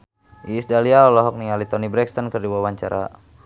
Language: Sundanese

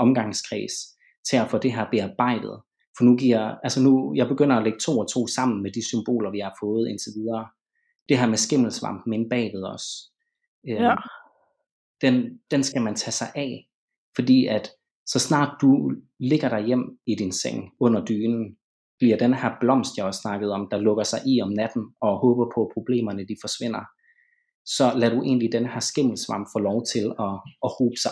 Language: Danish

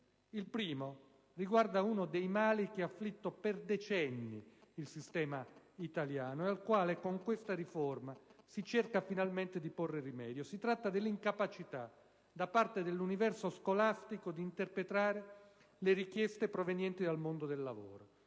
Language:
Italian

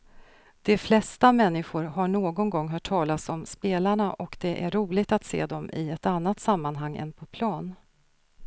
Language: Swedish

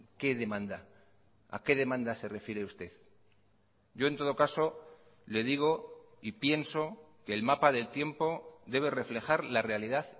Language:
Spanish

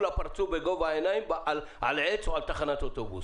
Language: Hebrew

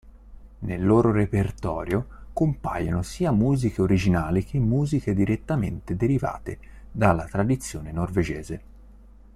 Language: Italian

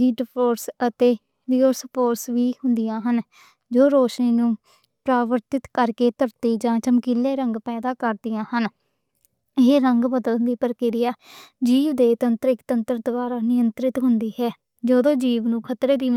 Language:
Western Panjabi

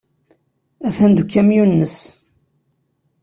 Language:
Kabyle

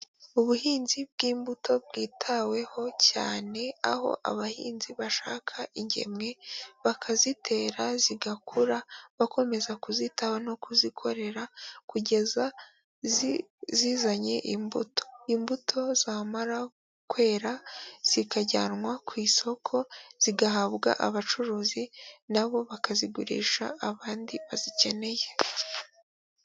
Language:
Kinyarwanda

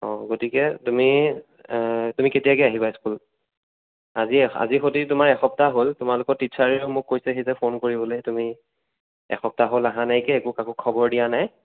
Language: Assamese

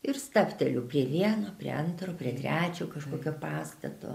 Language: Lithuanian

